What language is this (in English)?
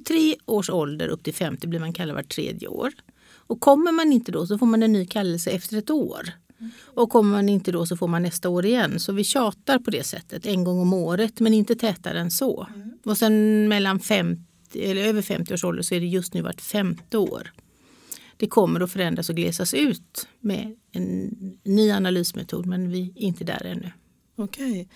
Swedish